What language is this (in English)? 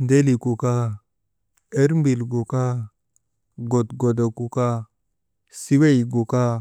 Maba